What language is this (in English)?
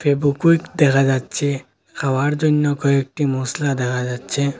Bangla